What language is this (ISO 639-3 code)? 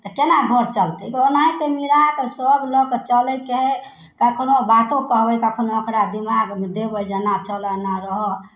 mai